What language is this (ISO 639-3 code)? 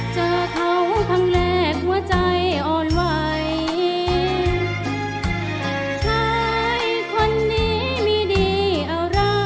tha